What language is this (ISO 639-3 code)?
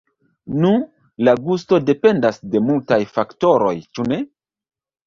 epo